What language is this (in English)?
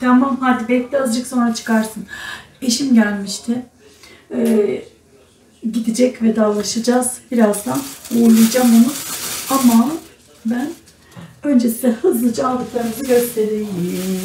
Turkish